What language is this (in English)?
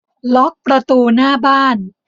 Thai